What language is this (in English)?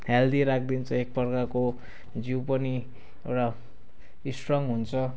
Nepali